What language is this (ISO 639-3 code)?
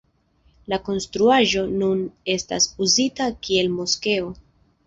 epo